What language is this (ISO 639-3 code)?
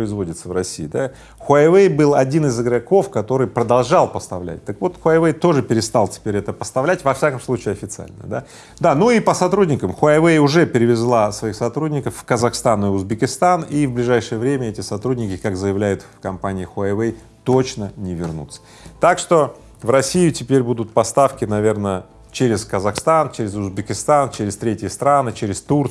rus